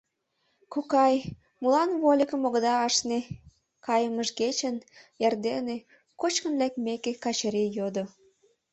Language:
Mari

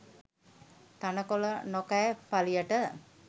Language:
Sinhala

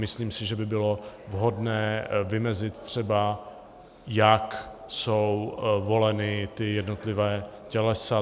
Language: Czech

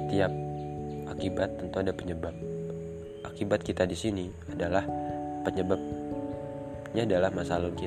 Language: Indonesian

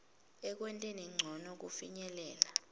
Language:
Swati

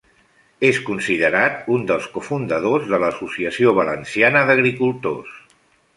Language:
Catalan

